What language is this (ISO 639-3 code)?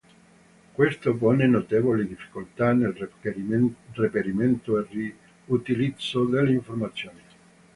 ita